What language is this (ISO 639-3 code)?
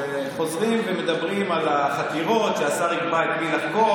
heb